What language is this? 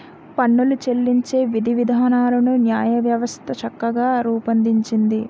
Telugu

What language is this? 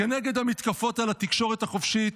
Hebrew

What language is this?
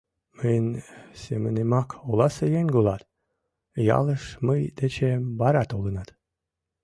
Mari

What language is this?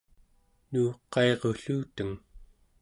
Central Yupik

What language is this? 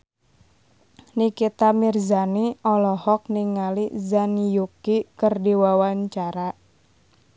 Sundanese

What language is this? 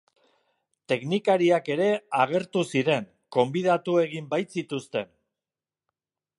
Basque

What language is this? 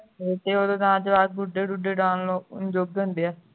Punjabi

